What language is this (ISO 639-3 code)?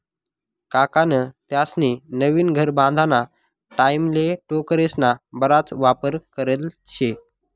mar